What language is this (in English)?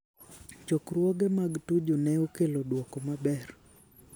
Luo (Kenya and Tanzania)